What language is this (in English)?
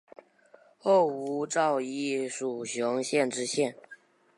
Chinese